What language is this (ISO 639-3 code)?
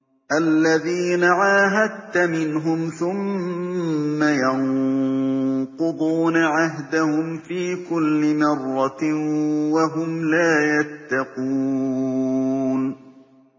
ara